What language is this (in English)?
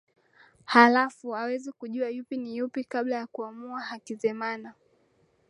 Swahili